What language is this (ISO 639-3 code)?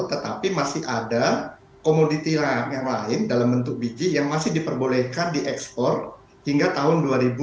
ind